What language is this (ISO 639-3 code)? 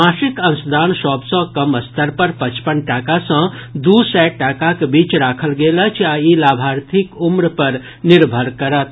mai